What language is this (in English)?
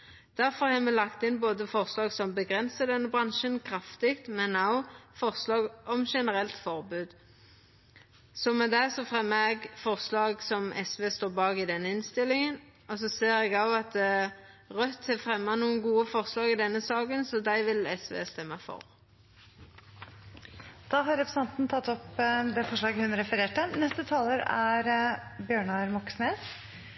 Norwegian